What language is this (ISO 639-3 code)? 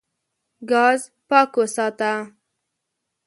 pus